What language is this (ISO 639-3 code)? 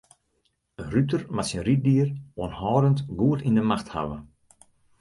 fry